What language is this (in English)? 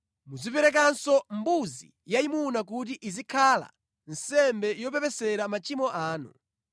Nyanja